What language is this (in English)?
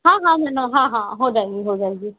Hindi